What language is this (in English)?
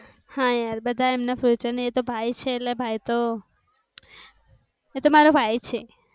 Gujarati